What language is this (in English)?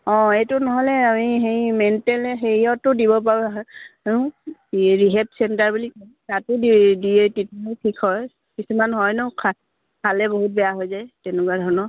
Assamese